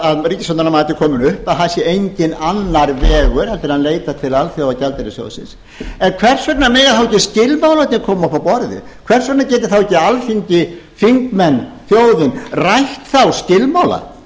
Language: Icelandic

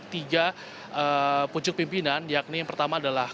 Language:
Indonesian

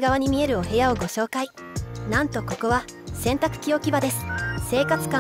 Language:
Japanese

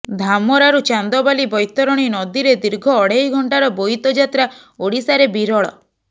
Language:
Odia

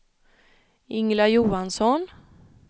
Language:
Swedish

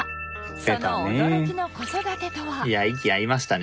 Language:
Japanese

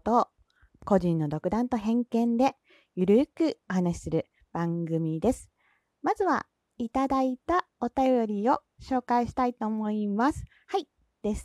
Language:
Japanese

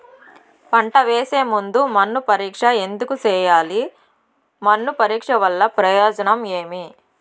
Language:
Telugu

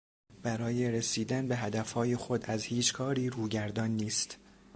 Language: Persian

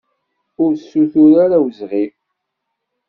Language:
Kabyle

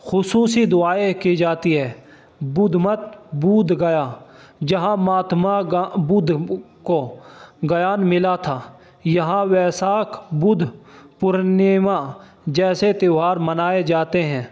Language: Urdu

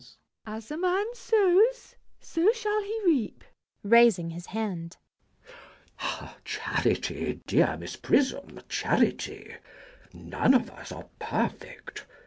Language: English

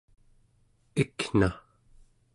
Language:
Central Yupik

